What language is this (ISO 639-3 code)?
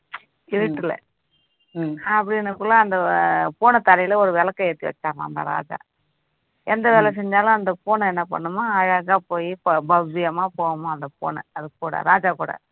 tam